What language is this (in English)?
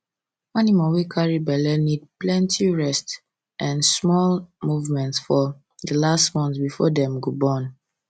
Nigerian Pidgin